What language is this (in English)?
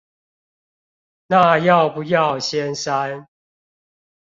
Chinese